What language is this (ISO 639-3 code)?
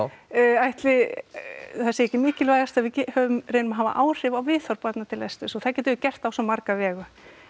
isl